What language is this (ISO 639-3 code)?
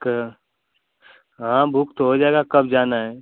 hin